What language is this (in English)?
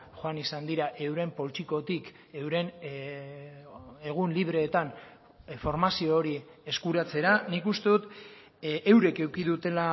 Basque